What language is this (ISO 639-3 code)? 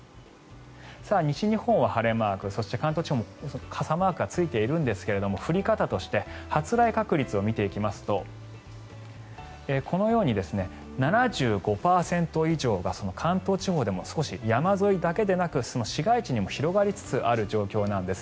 jpn